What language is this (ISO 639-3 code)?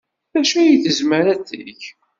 kab